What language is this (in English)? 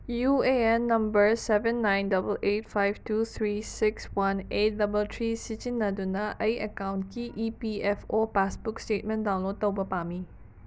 Manipuri